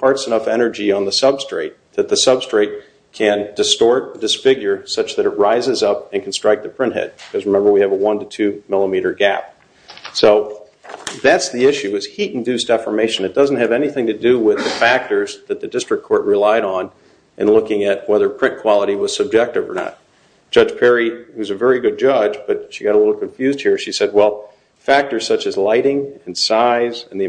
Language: English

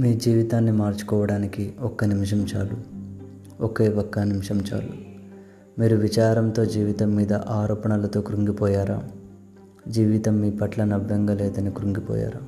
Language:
Telugu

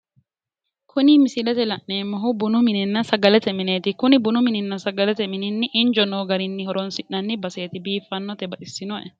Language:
Sidamo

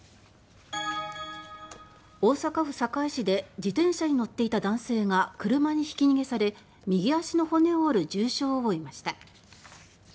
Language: Japanese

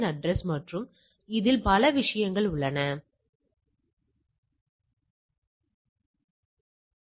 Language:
Tamil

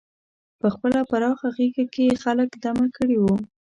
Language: Pashto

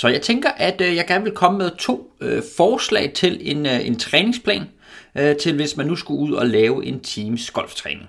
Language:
Danish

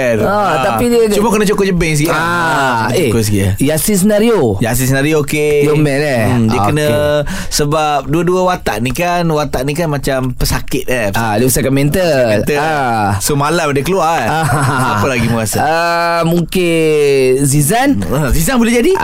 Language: Malay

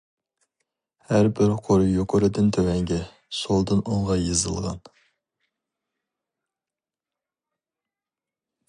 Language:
Uyghur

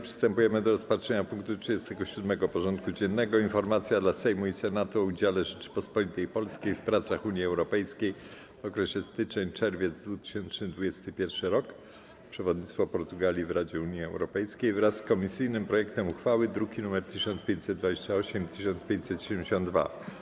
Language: Polish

